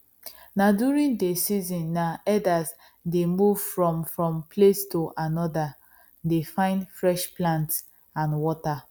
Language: Nigerian Pidgin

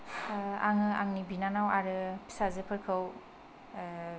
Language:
Bodo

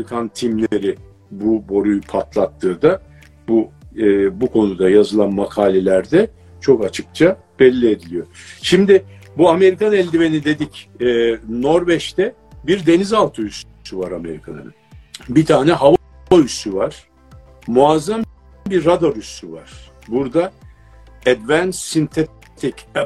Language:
Turkish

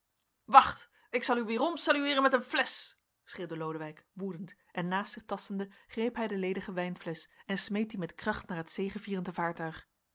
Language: Dutch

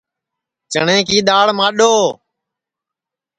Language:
Sansi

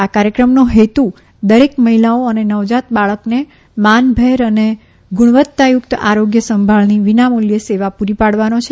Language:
Gujarati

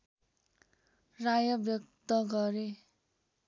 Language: Nepali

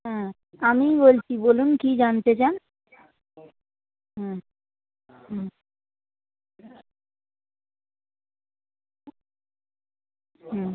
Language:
Bangla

